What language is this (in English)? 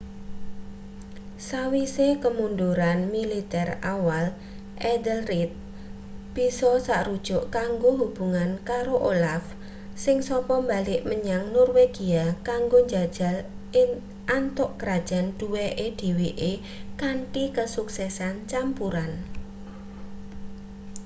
Javanese